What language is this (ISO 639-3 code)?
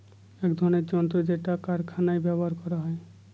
ben